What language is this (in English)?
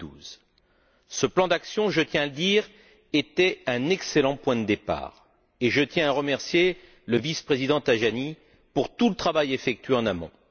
French